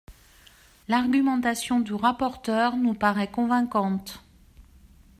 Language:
French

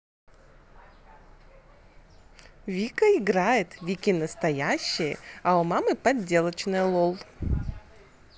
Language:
Russian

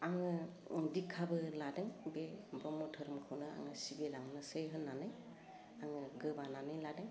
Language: Bodo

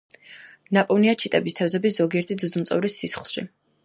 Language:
Georgian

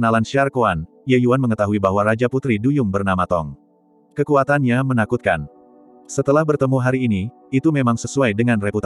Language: Indonesian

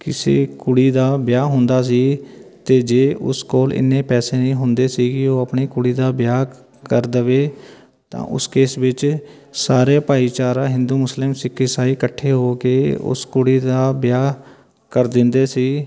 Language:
Punjabi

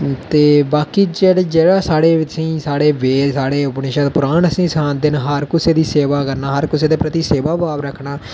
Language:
Dogri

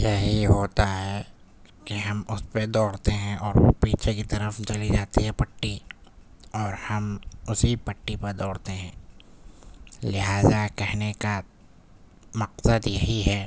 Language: Urdu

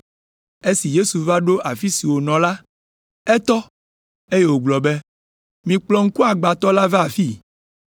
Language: Ewe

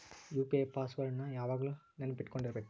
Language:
Kannada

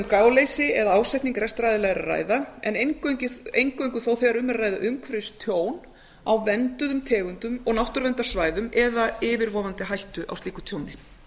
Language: Icelandic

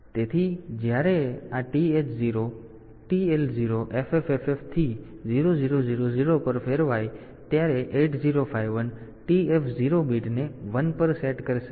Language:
Gujarati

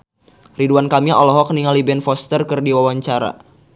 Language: Sundanese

